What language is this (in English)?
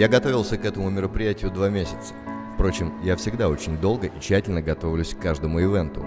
Russian